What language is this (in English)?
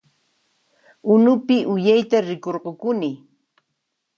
Puno Quechua